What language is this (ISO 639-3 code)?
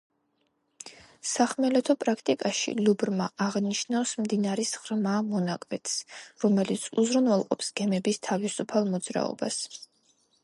kat